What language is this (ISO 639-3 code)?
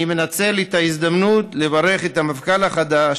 heb